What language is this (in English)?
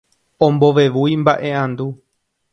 Guarani